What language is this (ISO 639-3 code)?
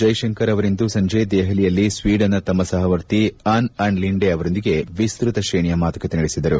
kan